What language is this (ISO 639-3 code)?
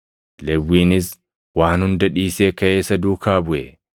orm